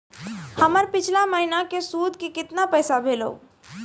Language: Maithili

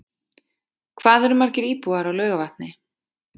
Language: Icelandic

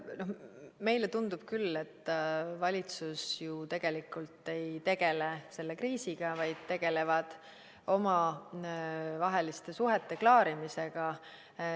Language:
Estonian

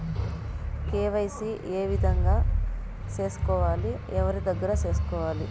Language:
Telugu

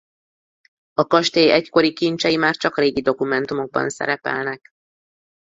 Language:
Hungarian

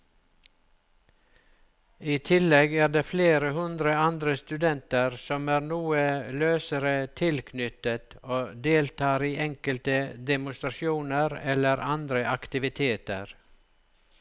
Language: Norwegian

